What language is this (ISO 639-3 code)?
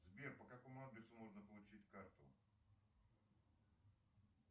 rus